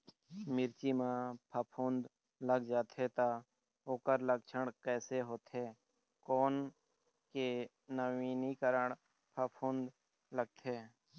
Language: Chhattisgarhi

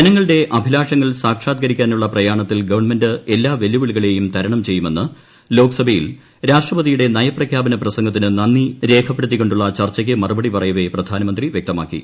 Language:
Malayalam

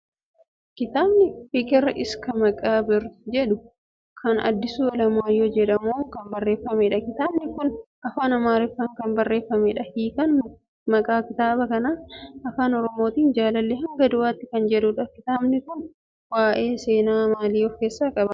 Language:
Oromo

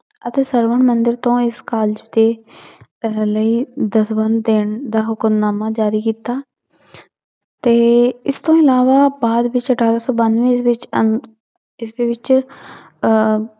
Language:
Punjabi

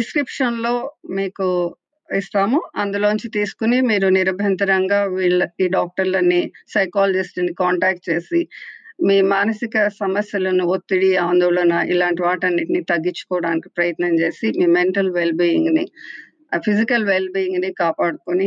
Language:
Telugu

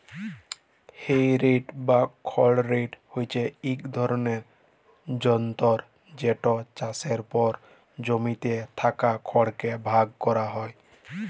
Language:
Bangla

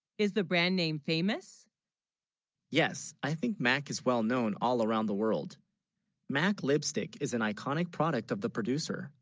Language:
English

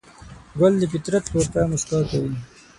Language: Pashto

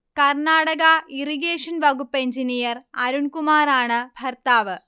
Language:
Malayalam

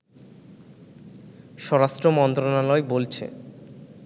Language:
Bangla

